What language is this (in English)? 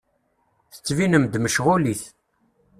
Kabyle